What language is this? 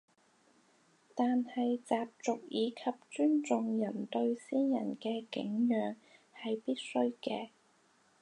Cantonese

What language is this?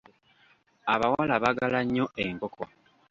Ganda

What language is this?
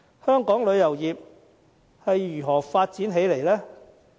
Cantonese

